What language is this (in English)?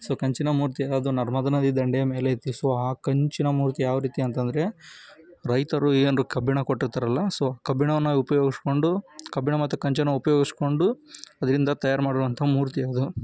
Kannada